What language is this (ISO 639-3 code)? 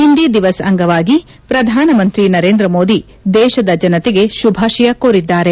kan